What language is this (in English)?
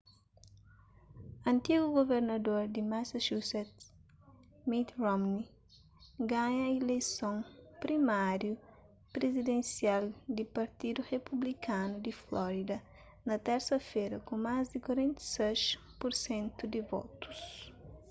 Kabuverdianu